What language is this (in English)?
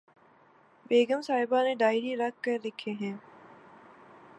Urdu